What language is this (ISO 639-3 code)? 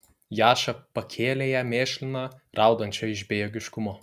lit